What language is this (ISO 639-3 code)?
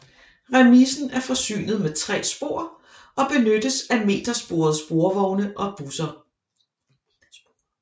dan